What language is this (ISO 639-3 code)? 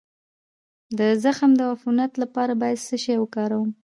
pus